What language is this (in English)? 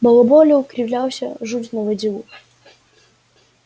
Russian